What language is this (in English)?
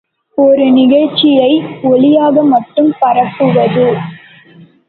Tamil